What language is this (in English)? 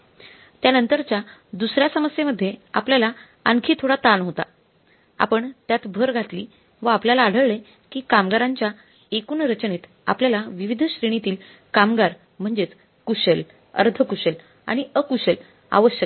Marathi